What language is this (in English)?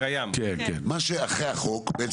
Hebrew